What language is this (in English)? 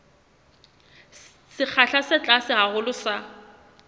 Southern Sotho